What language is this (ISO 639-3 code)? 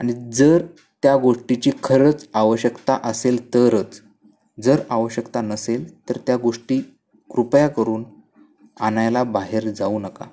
mar